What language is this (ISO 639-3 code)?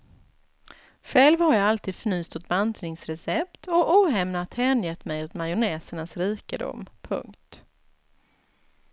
swe